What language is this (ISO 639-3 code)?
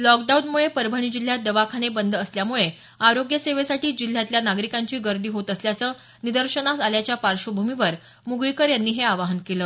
mar